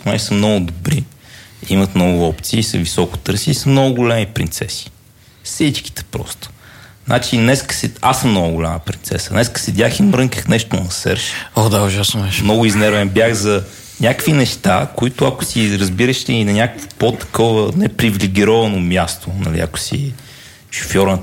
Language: Bulgarian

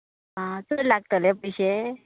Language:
Konkani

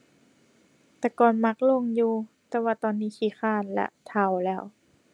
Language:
Thai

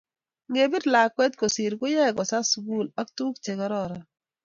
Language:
Kalenjin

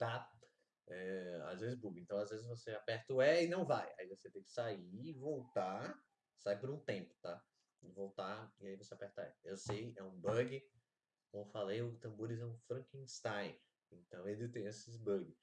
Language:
Portuguese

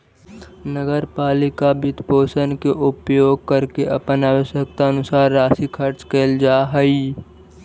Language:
Magahi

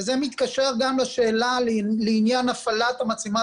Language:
Hebrew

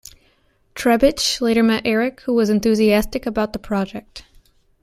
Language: English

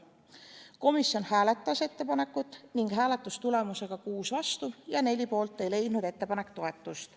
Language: Estonian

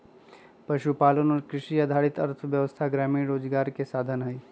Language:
Magahi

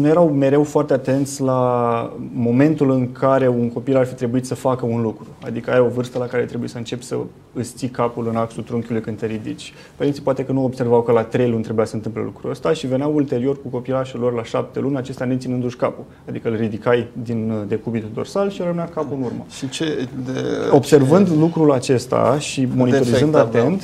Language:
Romanian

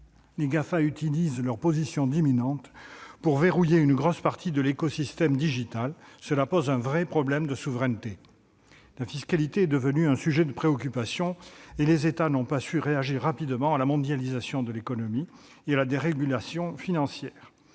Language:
French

